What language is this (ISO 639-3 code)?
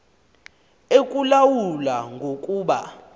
xho